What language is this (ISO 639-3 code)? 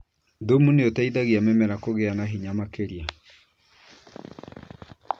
kik